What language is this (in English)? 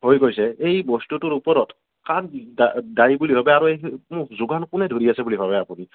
Assamese